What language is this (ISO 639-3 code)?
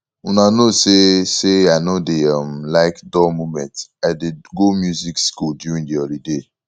pcm